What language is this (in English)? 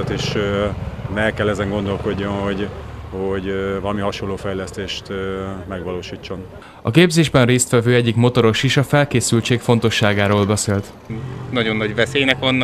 Hungarian